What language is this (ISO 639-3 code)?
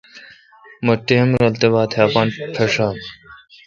xka